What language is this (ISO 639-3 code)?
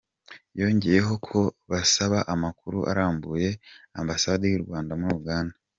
kin